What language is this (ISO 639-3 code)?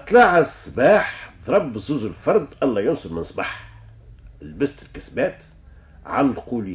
ara